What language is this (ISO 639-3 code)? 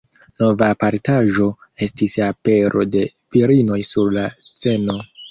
epo